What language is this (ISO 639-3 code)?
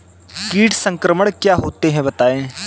hin